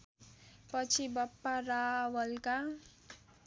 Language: Nepali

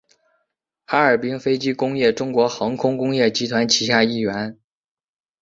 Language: Chinese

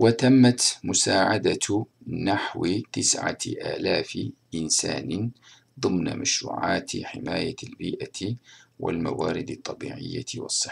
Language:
Turkish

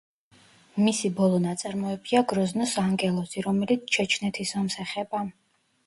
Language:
Georgian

